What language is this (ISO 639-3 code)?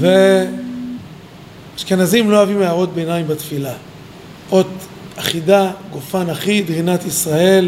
heb